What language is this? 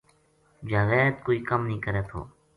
Gujari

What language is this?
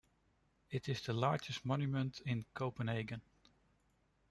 English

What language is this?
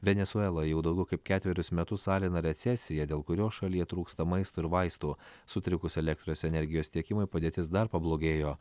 Lithuanian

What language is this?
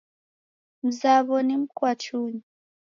Taita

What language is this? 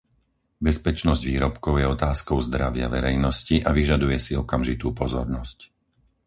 Slovak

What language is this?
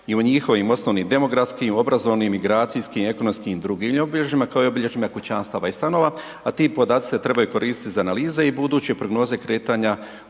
Croatian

